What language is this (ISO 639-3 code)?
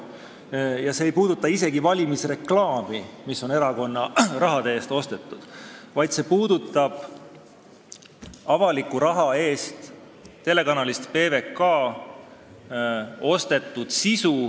est